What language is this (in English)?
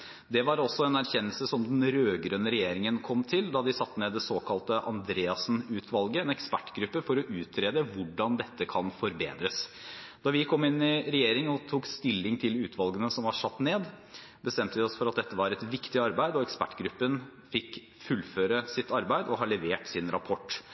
Norwegian Bokmål